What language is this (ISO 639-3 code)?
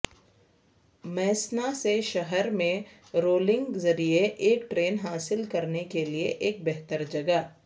urd